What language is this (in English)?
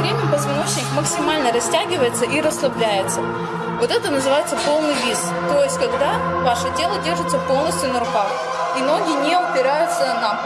Russian